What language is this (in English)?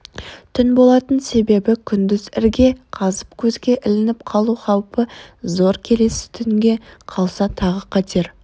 Kazakh